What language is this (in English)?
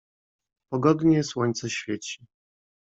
Polish